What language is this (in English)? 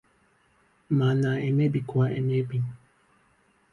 Igbo